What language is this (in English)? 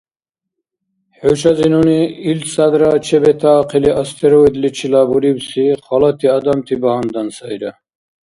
Dargwa